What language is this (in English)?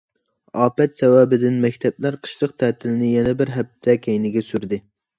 Uyghur